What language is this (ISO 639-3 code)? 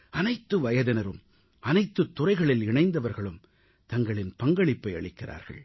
tam